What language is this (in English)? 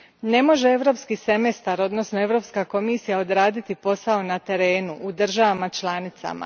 Croatian